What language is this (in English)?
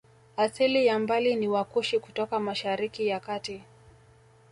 Swahili